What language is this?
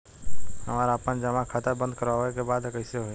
Bhojpuri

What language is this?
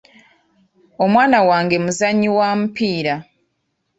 Ganda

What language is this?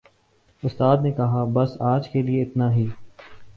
Urdu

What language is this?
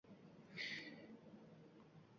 Uzbek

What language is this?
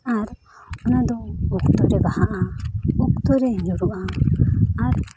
Santali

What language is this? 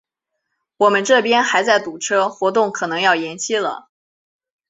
Chinese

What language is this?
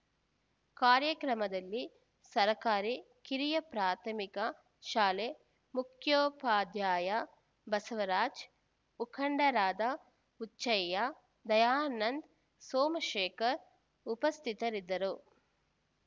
Kannada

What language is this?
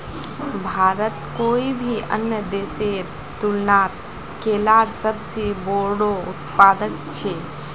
Magahi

